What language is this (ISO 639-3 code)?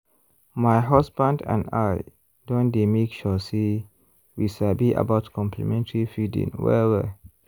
pcm